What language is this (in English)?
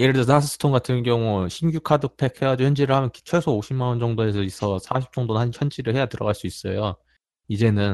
Korean